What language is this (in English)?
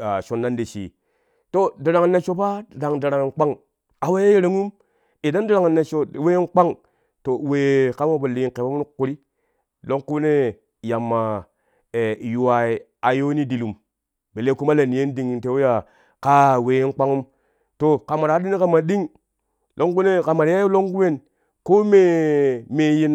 Kushi